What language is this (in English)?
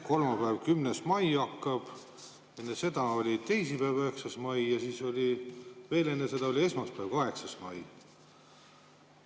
Estonian